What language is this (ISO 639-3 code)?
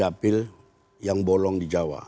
ind